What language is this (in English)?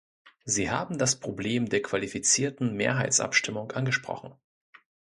German